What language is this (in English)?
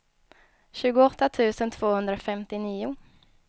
Swedish